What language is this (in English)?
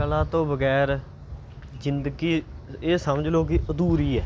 Punjabi